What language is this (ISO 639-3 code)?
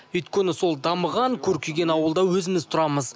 kaz